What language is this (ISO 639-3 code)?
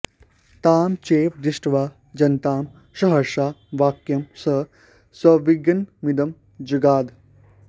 san